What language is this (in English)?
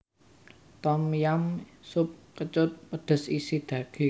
Javanese